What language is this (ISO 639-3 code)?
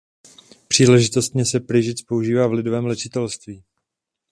ces